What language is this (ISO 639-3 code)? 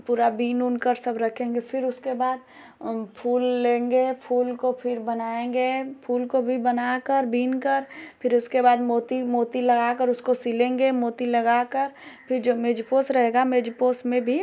hin